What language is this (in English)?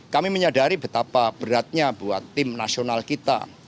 Indonesian